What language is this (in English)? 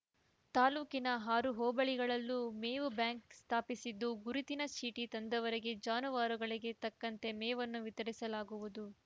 Kannada